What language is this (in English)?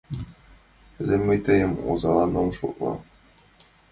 Mari